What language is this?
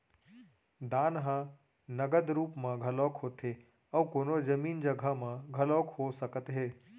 Chhattisgarhi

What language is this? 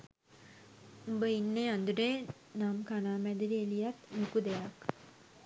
Sinhala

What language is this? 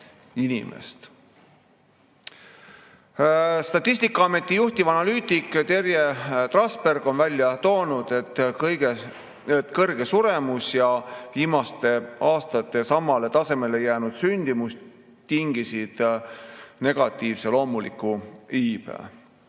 Estonian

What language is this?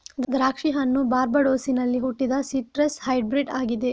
Kannada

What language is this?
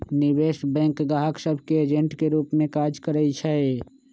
Magahi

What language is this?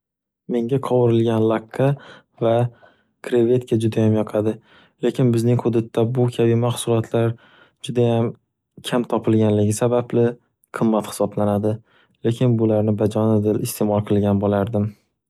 Uzbek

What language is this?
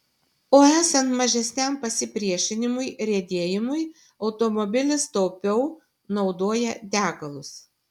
Lithuanian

